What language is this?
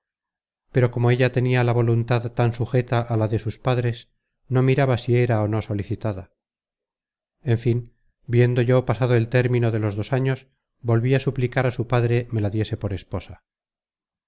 Spanish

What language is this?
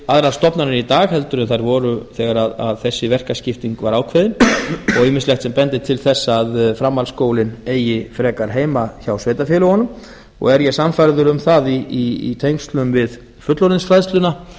Icelandic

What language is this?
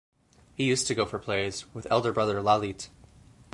English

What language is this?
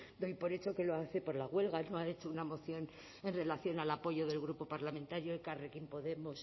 Spanish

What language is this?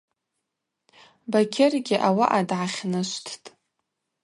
Abaza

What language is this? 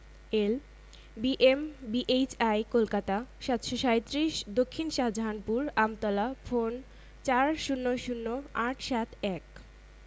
Bangla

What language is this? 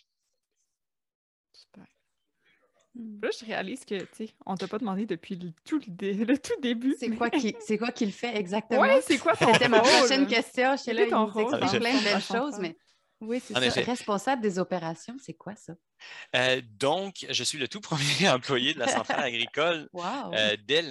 French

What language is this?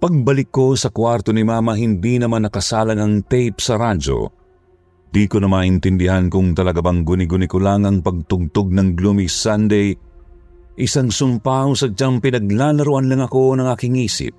Filipino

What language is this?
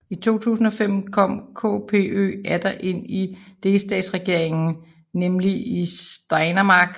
Danish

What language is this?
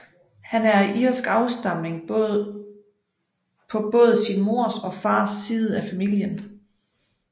Danish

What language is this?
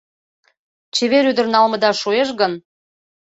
Mari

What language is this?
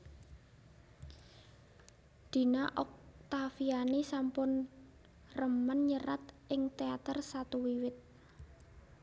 Javanese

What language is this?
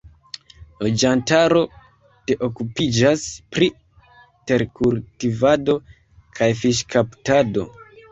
Esperanto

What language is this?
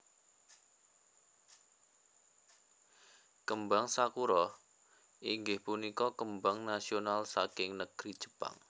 Javanese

